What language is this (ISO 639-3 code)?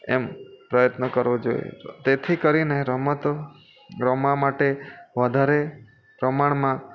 guj